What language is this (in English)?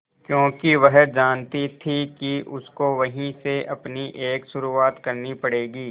Hindi